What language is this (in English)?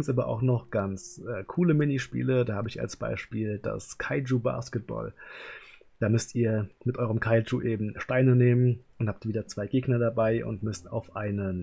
German